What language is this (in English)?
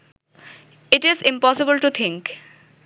Bangla